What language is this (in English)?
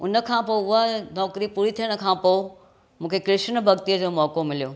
Sindhi